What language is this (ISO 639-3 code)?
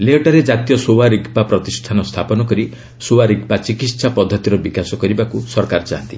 ori